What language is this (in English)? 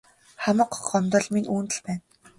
Mongolian